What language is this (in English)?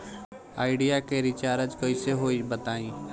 Bhojpuri